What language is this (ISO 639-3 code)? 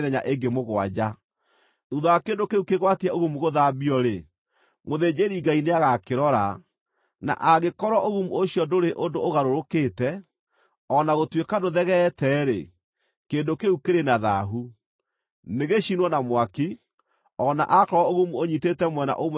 kik